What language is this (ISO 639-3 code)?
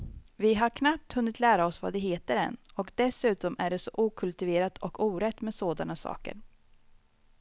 swe